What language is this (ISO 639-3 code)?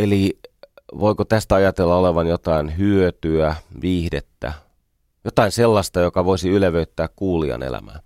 fin